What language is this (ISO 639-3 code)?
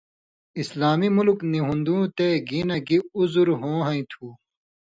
mvy